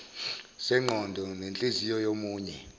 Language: Zulu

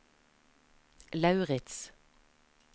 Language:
Norwegian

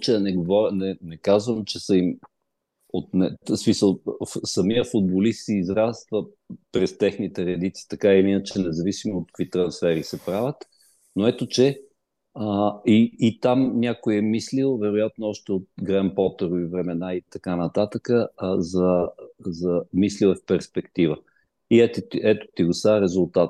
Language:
Bulgarian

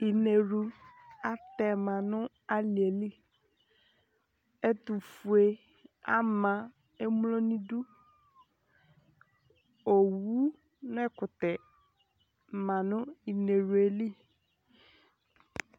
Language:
Ikposo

